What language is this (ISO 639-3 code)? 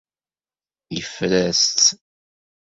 kab